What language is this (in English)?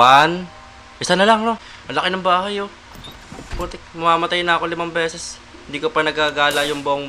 Filipino